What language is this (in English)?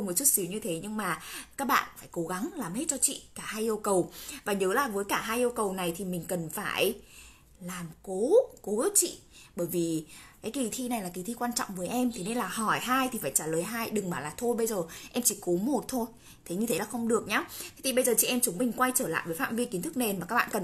Vietnamese